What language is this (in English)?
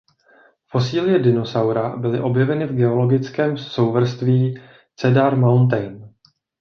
Czech